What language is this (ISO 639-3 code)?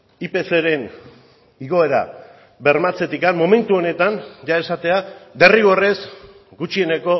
eus